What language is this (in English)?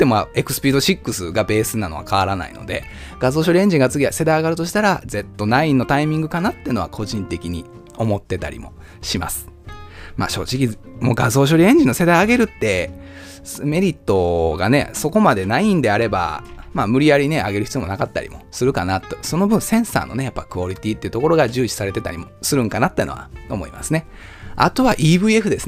Japanese